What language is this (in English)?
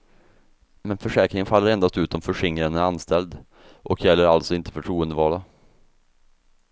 Swedish